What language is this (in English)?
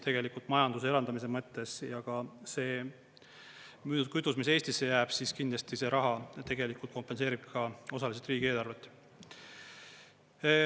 Estonian